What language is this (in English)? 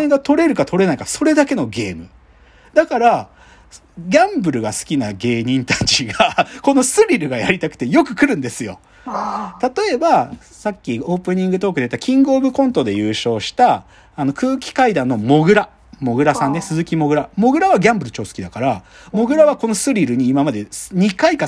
Japanese